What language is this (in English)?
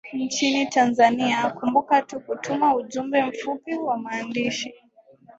Swahili